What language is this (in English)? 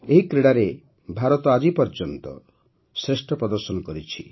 Odia